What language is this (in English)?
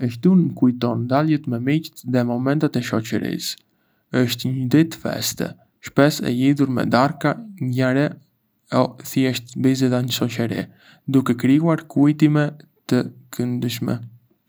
Arbëreshë Albanian